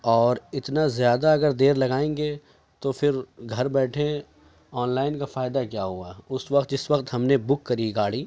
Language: Urdu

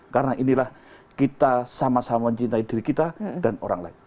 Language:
Indonesian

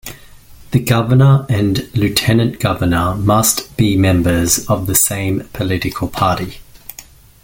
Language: English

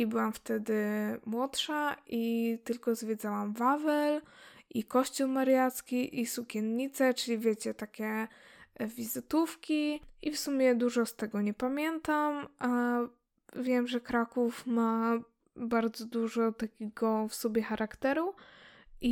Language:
Polish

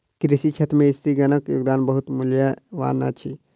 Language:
Maithili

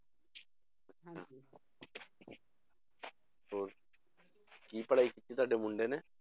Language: Punjabi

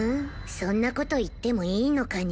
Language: Japanese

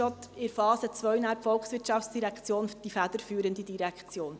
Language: Swiss German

